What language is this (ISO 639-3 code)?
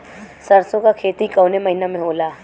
bho